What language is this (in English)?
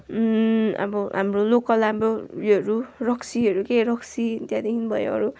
Nepali